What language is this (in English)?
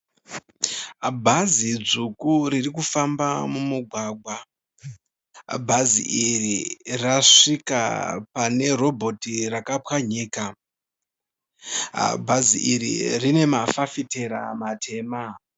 Shona